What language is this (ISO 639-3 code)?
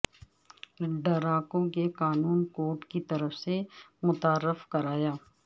urd